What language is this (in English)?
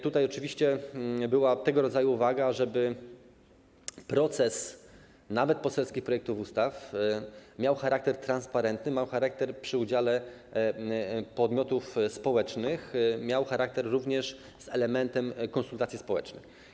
Polish